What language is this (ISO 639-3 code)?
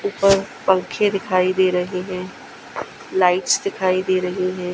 hin